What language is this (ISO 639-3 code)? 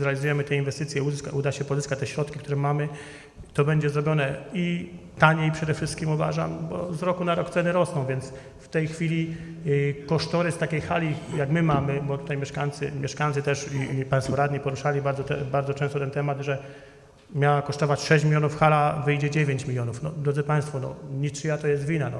pol